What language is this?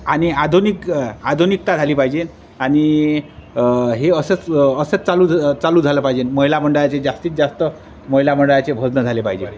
Marathi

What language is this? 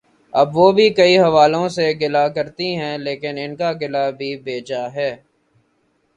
Urdu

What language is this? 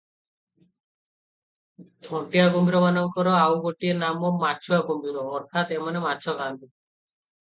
Odia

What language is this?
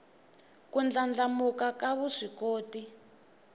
Tsonga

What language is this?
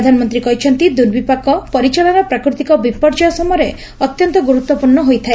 Odia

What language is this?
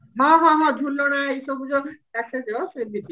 Odia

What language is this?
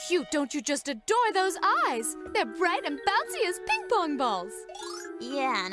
English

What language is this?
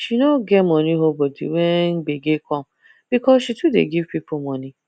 Nigerian Pidgin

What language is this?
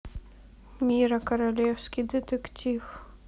Russian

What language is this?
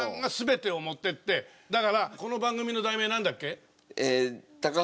Japanese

